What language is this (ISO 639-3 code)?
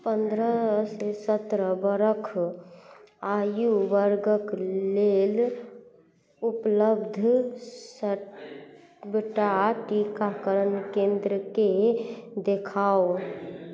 mai